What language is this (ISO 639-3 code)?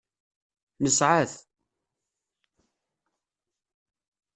kab